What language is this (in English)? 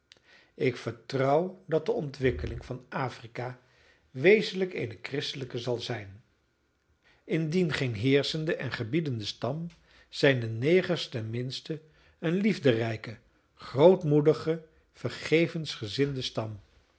Dutch